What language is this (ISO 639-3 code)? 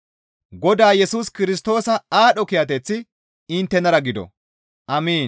gmv